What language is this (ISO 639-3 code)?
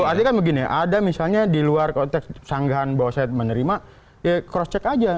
ind